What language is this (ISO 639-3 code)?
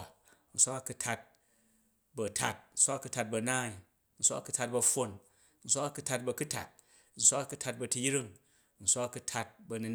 kaj